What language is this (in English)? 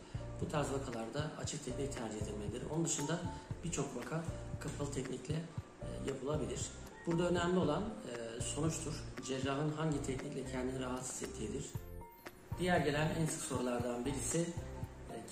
Turkish